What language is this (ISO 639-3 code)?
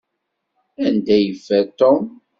kab